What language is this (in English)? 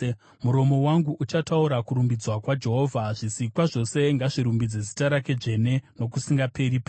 Shona